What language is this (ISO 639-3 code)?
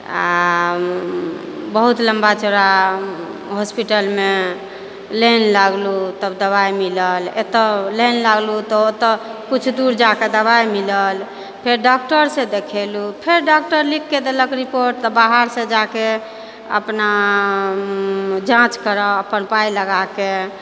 mai